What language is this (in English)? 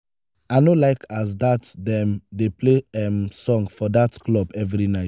Nigerian Pidgin